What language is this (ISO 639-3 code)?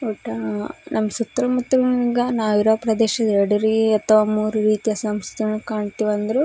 kan